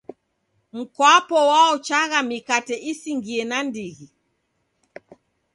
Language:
Taita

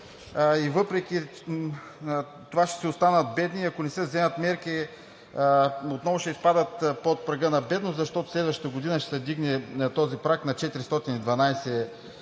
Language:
Bulgarian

